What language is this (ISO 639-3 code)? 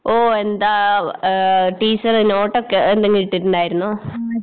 mal